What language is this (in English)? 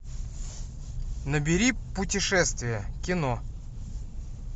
Russian